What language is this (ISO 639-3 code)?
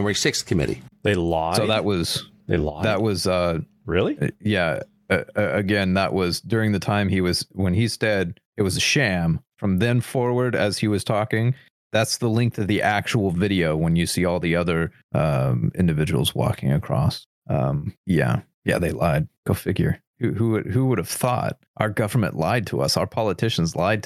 eng